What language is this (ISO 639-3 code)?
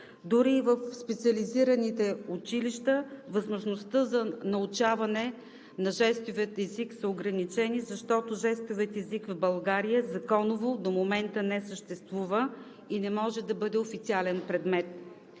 bul